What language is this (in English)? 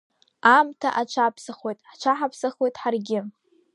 Abkhazian